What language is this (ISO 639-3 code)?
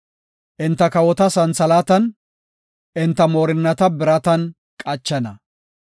gof